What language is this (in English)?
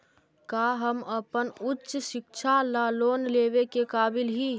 Magahi